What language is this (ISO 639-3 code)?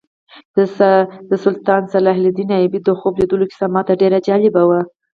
pus